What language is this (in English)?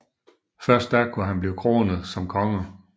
Danish